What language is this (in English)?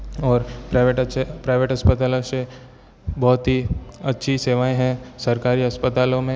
Hindi